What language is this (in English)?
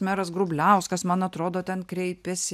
Lithuanian